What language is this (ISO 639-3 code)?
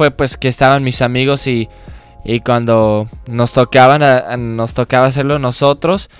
spa